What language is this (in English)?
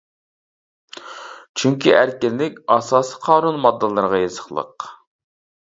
Uyghur